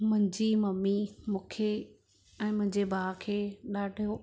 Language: Sindhi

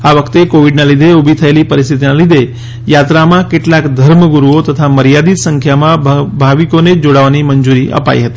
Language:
Gujarati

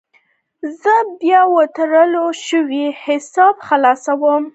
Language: Pashto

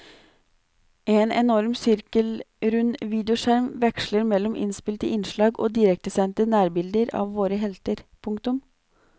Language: Norwegian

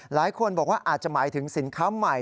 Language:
Thai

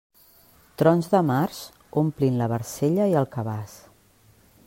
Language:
Catalan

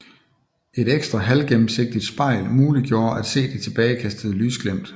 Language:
Danish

